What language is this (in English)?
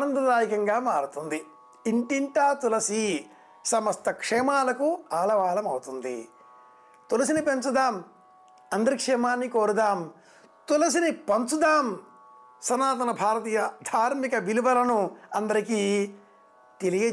Telugu